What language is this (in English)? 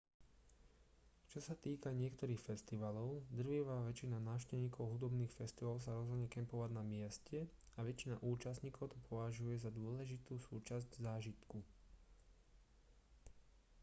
Slovak